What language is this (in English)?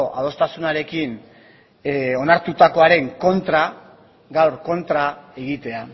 Basque